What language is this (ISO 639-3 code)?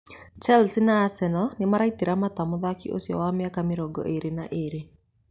kik